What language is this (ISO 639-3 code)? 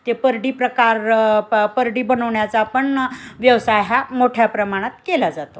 mar